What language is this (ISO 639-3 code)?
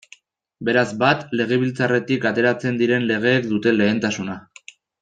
eus